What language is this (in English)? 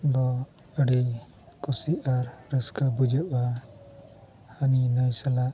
Santali